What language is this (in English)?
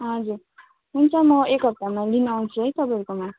Nepali